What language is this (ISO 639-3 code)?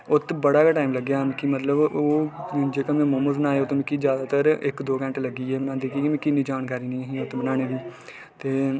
doi